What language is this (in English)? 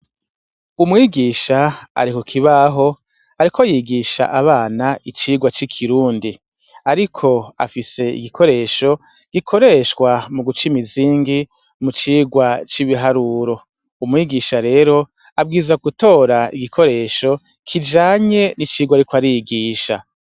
Rundi